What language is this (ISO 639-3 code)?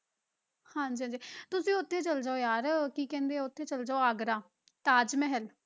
pan